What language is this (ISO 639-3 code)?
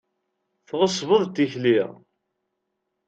kab